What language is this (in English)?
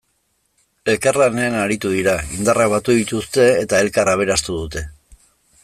Basque